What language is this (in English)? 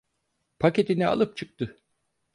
Turkish